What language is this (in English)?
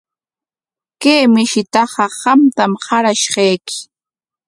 Corongo Ancash Quechua